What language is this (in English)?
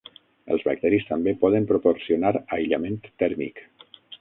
Catalan